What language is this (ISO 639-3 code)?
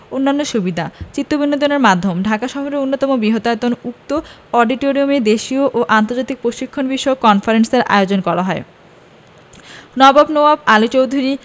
ben